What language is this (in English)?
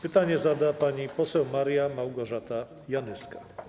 Polish